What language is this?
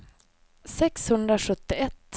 Swedish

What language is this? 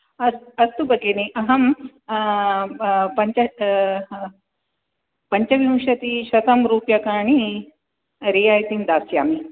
Sanskrit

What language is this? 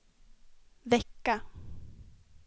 Swedish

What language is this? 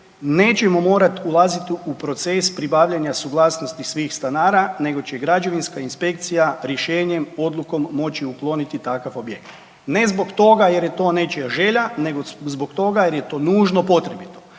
Croatian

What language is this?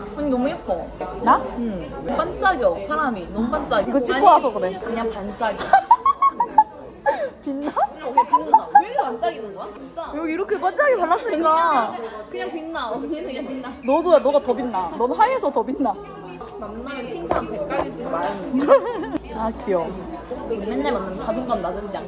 Korean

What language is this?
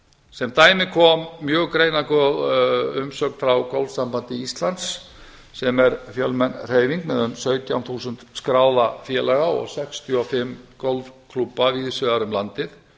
Icelandic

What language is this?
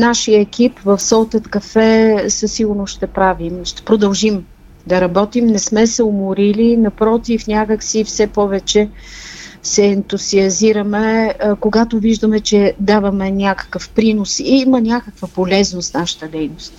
Bulgarian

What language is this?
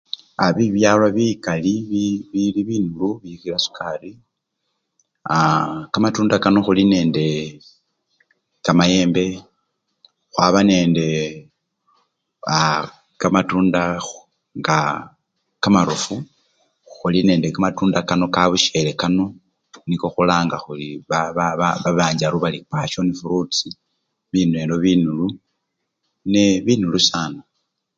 Luyia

